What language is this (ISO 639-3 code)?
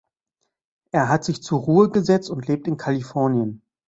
deu